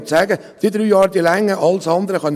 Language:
Swiss German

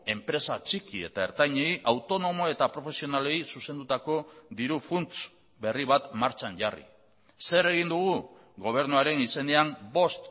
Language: Basque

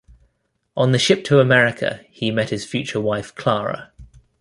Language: English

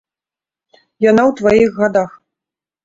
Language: Belarusian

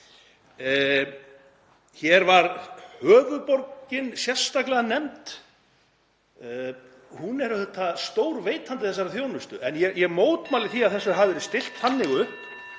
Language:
Icelandic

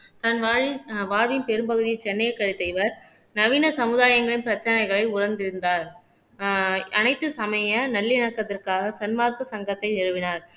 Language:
Tamil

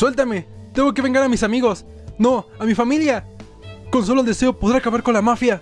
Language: Spanish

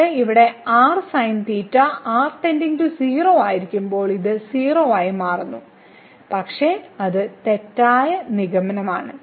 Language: Malayalam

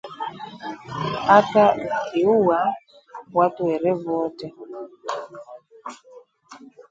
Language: Swahili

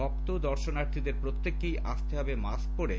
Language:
Bangla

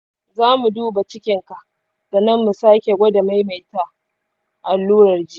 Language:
Hausa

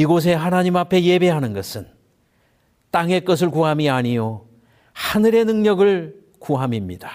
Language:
Korean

